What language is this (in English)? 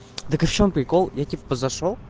Russian